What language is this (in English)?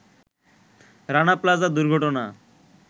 Bangla